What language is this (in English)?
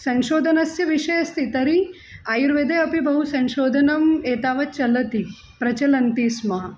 Sanskrit